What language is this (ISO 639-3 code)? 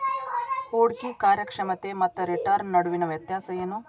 kan